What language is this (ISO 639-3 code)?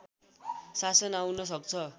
nep